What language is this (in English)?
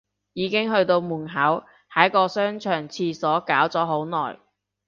Cantonese